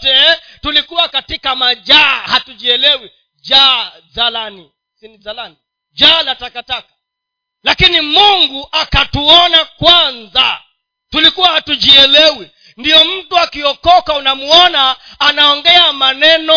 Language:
Swahili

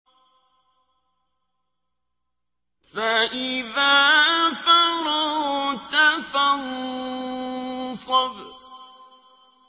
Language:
Arabic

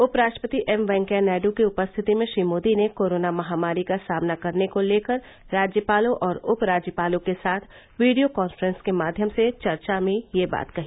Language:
Hindi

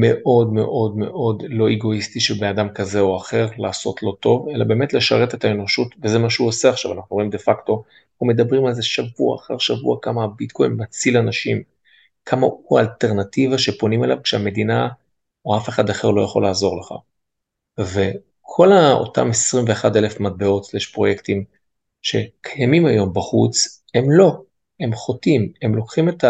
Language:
Hebrew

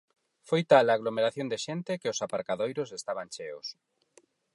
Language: Galician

